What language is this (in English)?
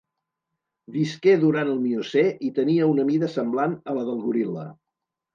Catalan